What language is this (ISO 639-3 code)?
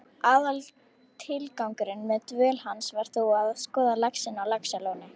isl